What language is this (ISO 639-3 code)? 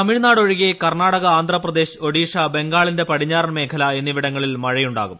mal